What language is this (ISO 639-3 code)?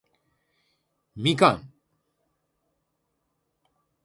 jpn